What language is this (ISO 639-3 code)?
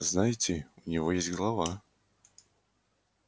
rus